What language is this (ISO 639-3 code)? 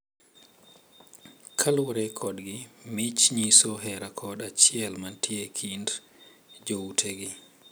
luo